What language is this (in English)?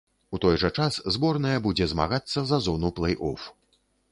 Belarusian